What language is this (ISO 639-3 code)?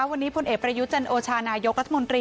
tha